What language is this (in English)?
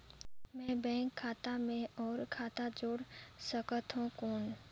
Chhattisgarhi